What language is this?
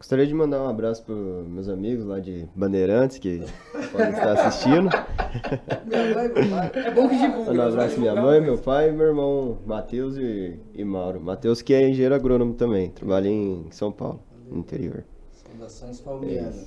Portuguese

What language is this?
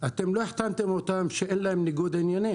Hebrew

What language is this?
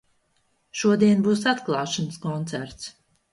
Latvian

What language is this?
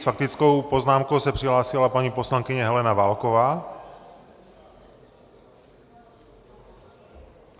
Czech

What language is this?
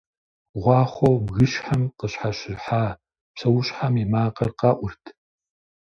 Kabardian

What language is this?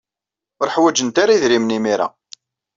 Kabyle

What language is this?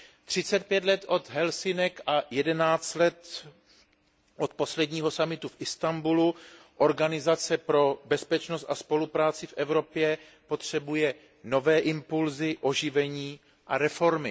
Czech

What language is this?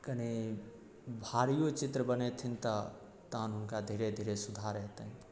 Maithili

